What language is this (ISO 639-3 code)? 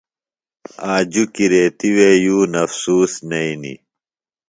phl